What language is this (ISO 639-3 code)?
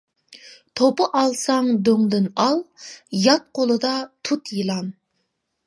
uig